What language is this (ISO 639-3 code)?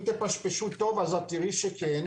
heb